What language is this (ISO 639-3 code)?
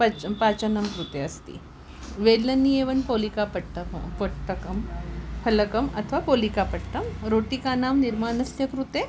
san